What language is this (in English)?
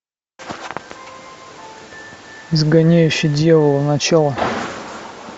Russian